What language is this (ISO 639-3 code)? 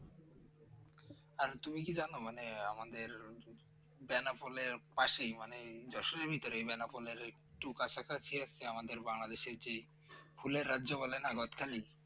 ben